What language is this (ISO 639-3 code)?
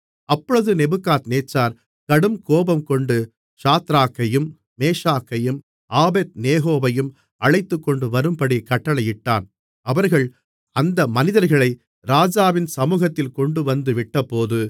tam